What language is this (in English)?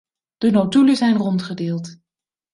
Dutch